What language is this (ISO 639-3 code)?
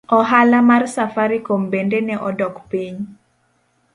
luo